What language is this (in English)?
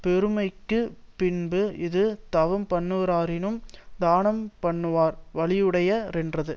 Tamil